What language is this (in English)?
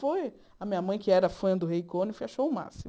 Portuguese